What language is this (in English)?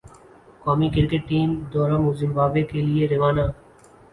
Urdu